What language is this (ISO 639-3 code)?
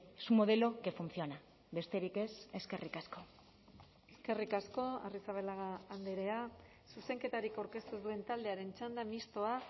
eus